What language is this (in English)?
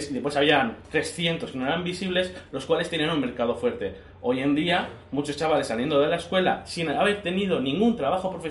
Spanish